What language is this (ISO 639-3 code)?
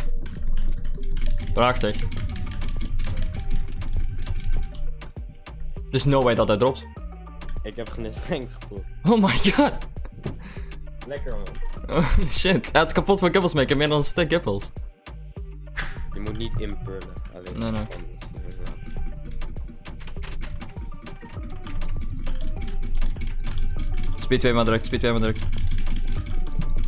nld